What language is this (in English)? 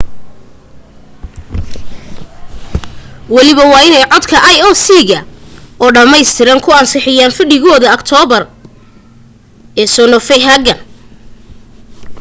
Somali